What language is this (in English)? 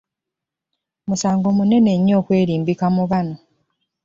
Ganda